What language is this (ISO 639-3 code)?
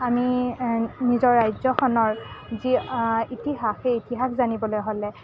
asm